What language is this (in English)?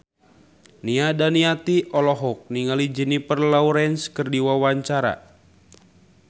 Sundanese